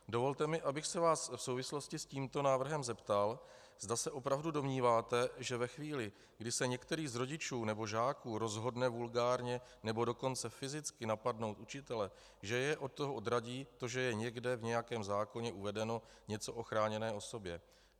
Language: Czech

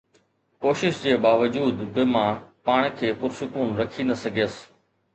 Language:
Sindhi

